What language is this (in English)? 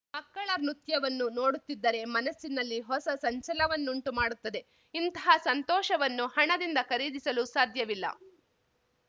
Kannada